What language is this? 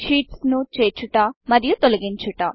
Telugu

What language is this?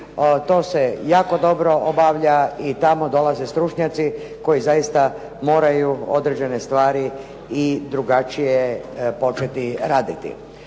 Croatian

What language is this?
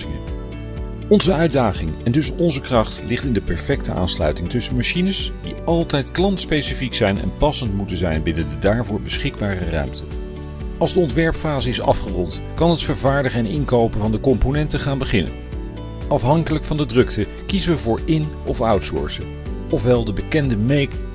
Dutch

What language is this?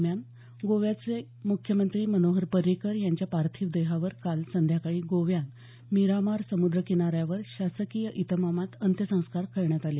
Marathi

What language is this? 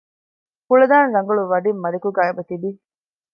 Divehi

